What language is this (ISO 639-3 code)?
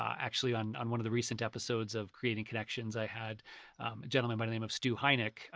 eng